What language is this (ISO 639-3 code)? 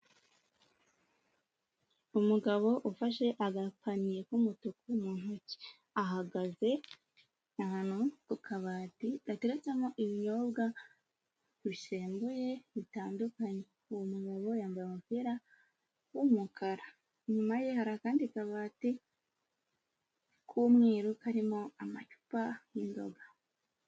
kin